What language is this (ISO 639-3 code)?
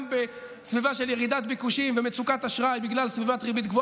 heb